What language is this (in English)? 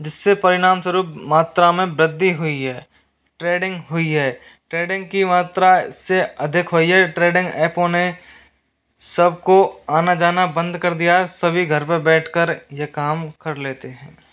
Hindi